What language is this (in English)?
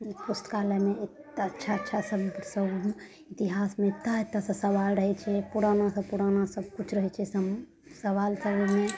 Maithili